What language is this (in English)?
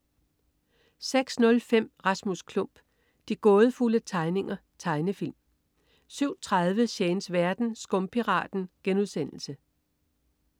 Danish